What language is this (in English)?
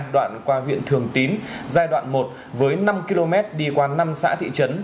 Vietnamese